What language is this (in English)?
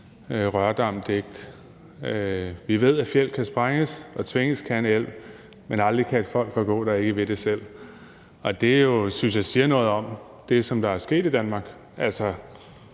Danish